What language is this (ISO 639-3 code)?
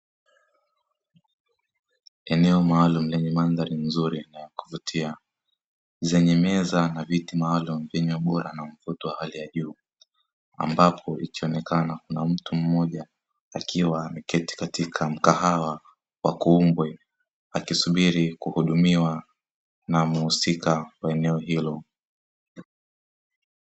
swa